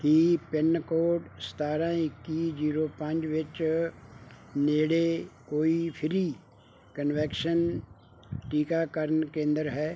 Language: Punjabi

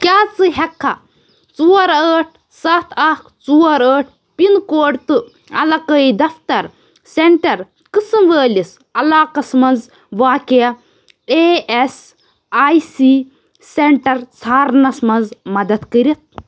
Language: Kashmiri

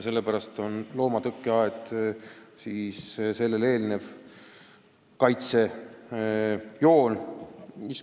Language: Estonian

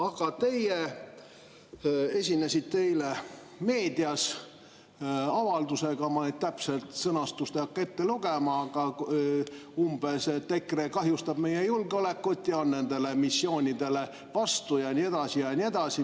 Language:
Estonian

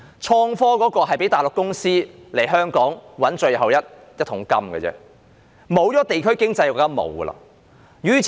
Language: Cantonese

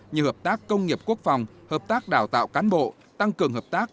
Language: Vietnamese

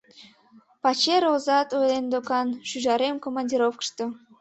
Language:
Mari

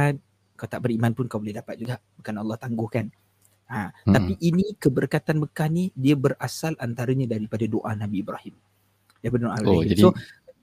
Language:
Malay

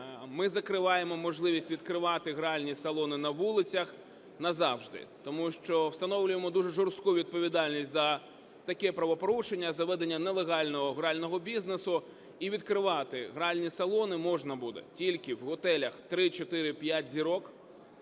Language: Ukrainian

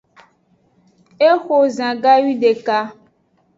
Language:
Aja (Benin)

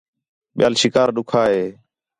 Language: Khetrani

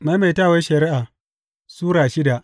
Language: Hausa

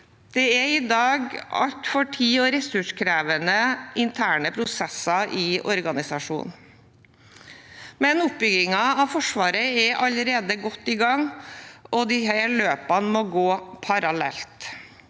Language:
Norwegian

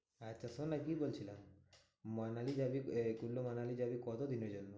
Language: Bangla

